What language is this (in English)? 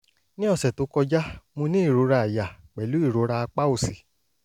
Yoruba